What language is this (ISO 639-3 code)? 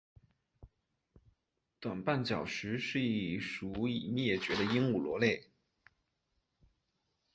zho